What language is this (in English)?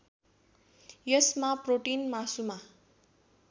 Nepali